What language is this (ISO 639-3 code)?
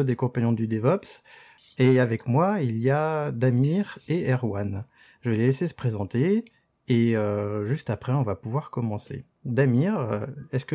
fra